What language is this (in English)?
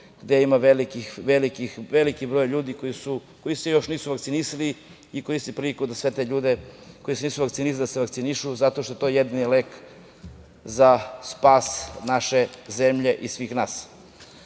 Serbian